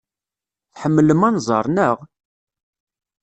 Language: Kabyle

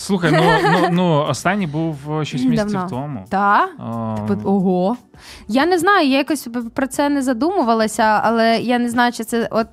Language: Ukrainian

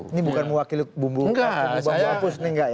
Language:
Indonesian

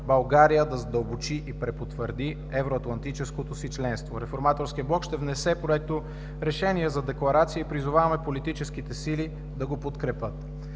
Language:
Bulgarian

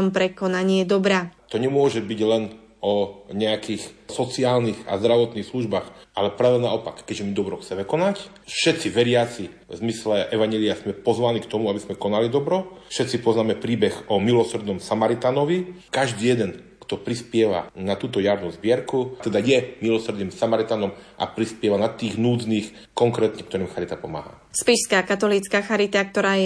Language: Slovak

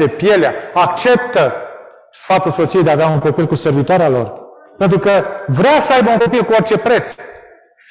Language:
Romanian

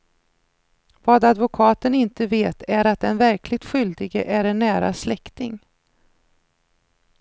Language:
Swedish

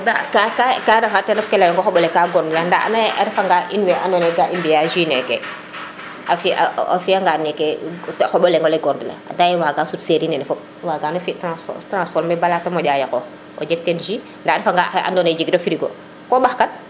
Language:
Serer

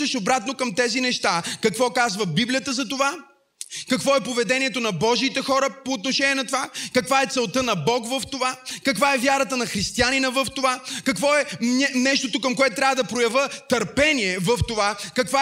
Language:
Bulgarian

